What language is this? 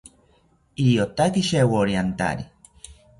South Ucayali Ashéninka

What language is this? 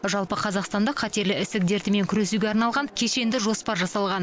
Kazakh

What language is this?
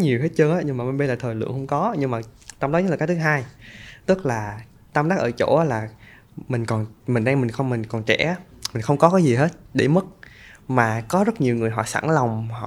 Vietnamese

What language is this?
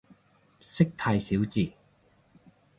Cantonese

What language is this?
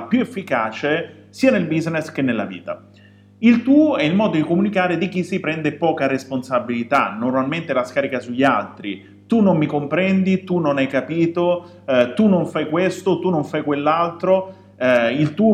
Italian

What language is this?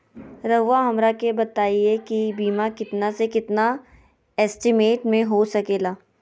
Magahi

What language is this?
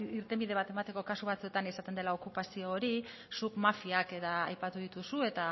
Basque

